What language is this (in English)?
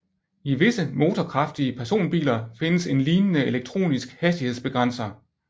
Danish